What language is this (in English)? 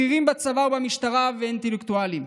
Hebrew